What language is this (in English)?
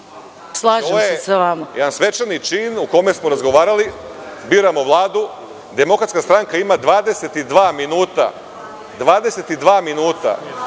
Serbian